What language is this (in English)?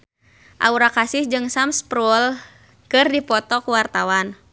Sundanese